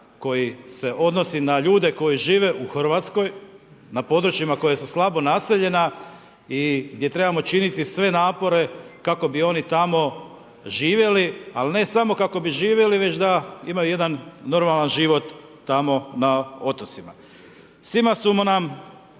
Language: Croatian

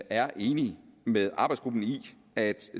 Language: Danish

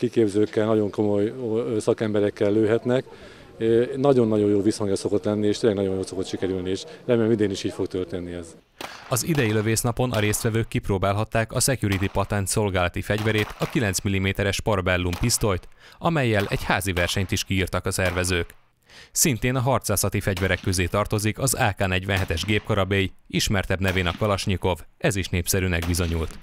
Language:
Hungarian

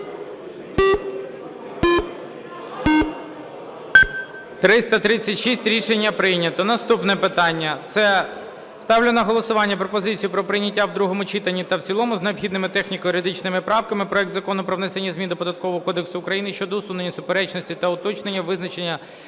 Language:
Ukrainian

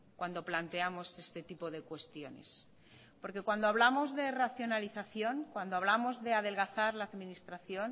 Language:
Spanish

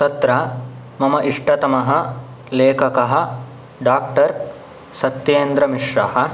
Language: Sanskrit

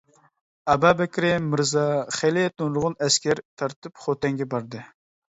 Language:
Uyghur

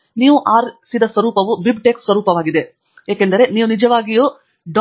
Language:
Kannada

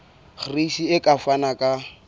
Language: Southern Sotho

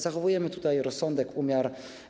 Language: Polish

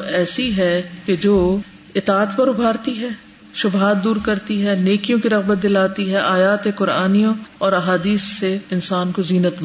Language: Urdu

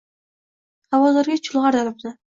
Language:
Uzbek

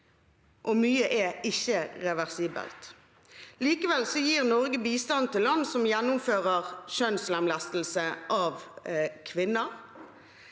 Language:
Norwegian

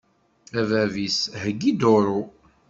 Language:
Kabyle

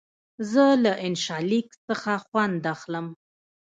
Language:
Pashto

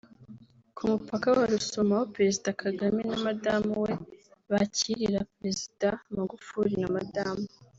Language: Kinyarwanda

